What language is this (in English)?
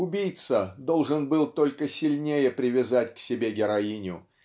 Russian